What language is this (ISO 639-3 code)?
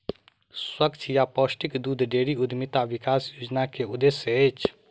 mai